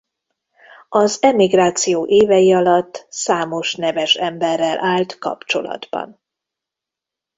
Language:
Hungarian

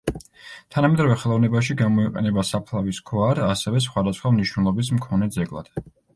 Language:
Georgian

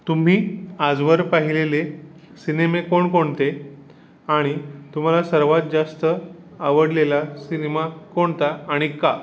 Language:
Marathi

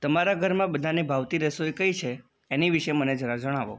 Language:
Gujarati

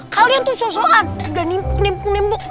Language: Indonesian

